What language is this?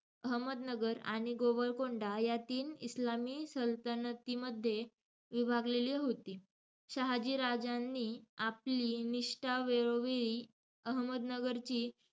Marathi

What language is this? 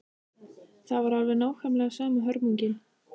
Icelandic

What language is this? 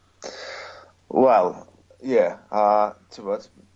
Welsh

